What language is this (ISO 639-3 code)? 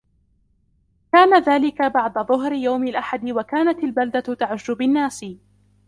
ara